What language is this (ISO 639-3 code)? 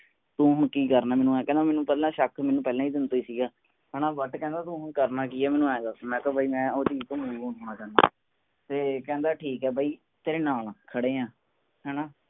pan